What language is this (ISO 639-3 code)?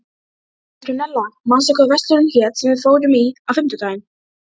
isl